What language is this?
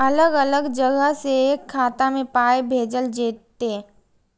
Maithili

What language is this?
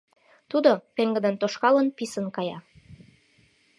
Mari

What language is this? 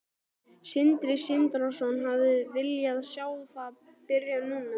Icelandic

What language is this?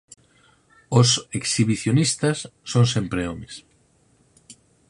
Galician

